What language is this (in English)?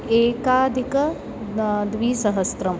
Sanskrit